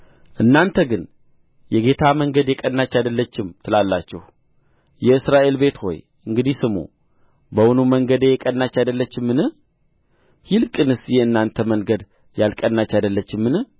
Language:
Amharic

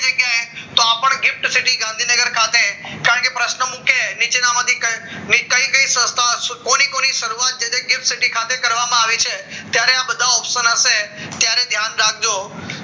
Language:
Gujarati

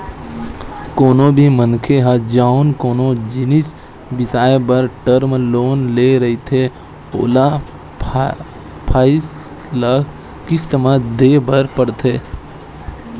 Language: Chhattisgarhi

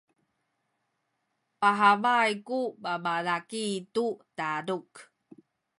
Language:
Sakizaya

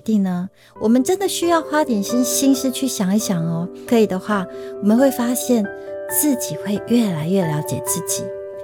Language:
Chinese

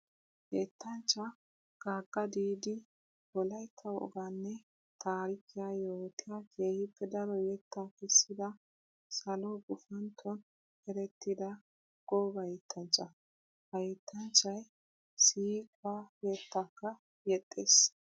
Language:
Wolaytta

